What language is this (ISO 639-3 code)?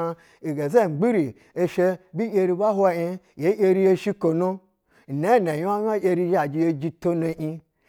bzw